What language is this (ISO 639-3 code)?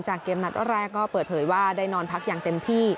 tha